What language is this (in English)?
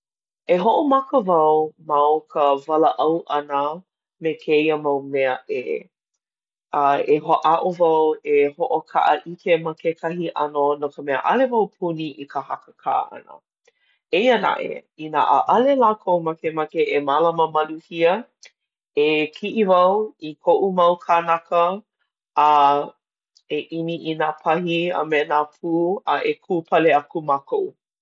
Hawaiian